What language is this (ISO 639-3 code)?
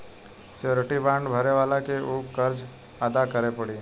bho